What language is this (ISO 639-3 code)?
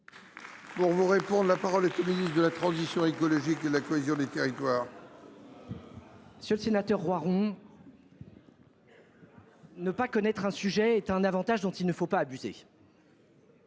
fra